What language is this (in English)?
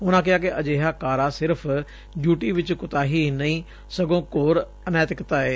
Punjabi